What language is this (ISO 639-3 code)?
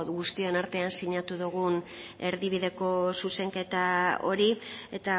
eus